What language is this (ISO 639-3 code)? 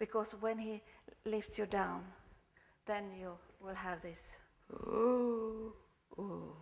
eng